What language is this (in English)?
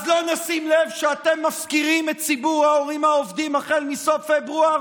Hebrew